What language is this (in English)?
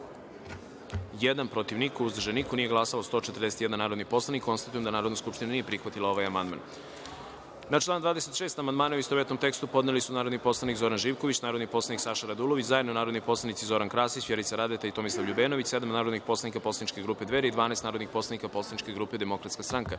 Serbian